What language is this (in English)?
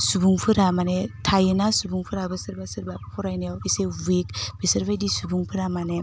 Bodo